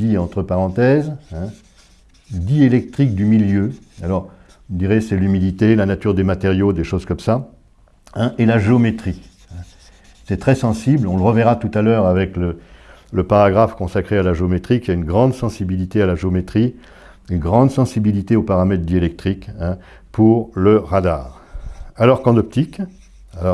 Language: French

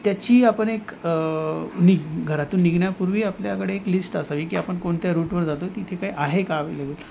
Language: Marathi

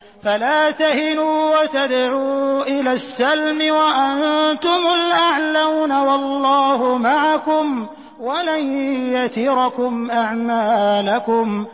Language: Arabic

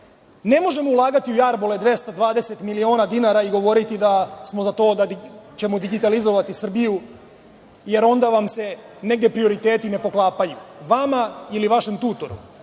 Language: Serbian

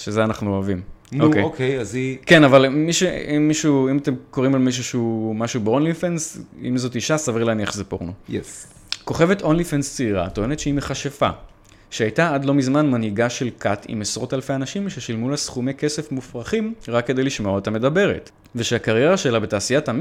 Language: Hebrew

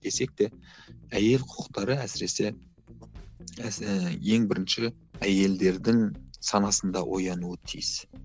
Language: Kazakh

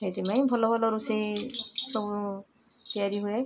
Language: Odia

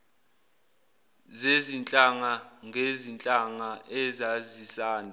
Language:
Zulu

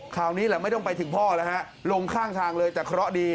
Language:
Thai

